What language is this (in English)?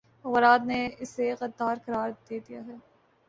Urdu